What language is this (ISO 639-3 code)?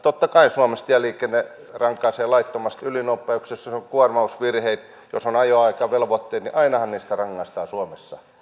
fin